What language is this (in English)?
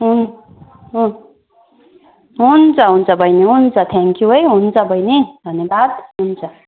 Nepali